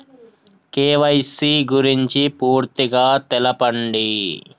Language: Telugu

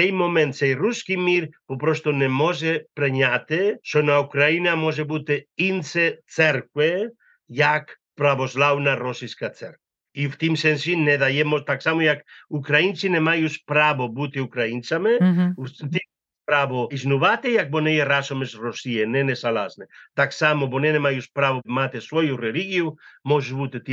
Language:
Ukrainian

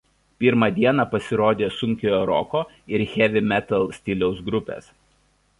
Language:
Lithuanian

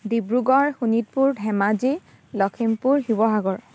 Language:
Assamese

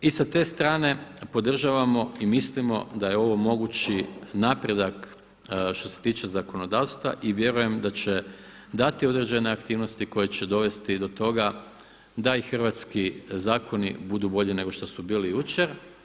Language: Croatian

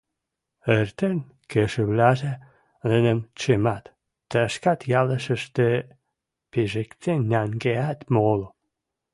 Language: Western Mari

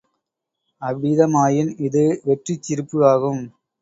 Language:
Tamil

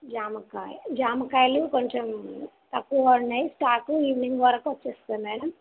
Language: Telugu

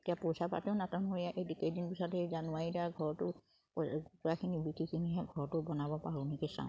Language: Assamese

